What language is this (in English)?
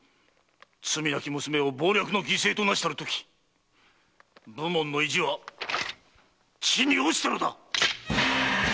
Japanese